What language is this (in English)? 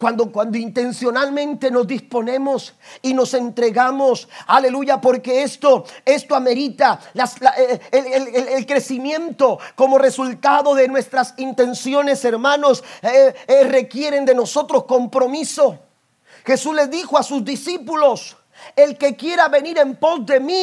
Spanish